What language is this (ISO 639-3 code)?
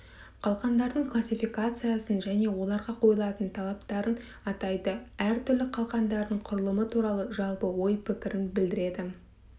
kaz